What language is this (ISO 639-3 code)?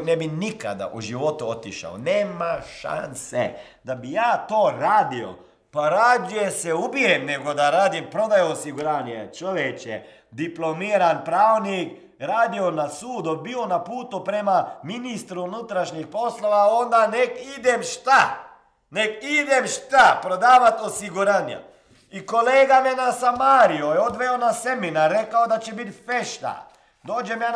hrv